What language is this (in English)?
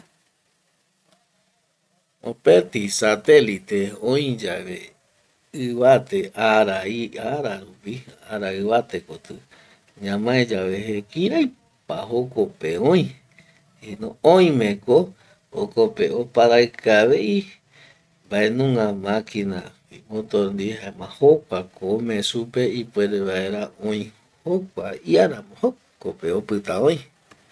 Eastern Bolivian Guaraní